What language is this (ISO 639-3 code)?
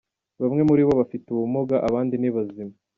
kin